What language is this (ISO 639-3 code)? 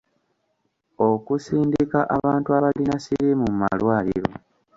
lug